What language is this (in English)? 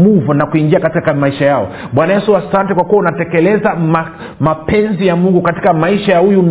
Swahili